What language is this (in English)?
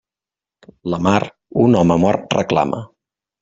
Catalan